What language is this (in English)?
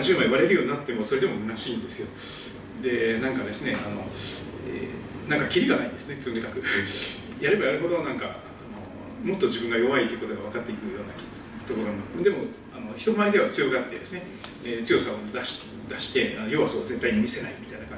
Japanese